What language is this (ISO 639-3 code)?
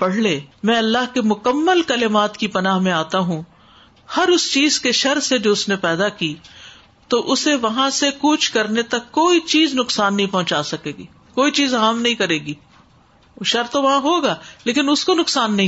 urd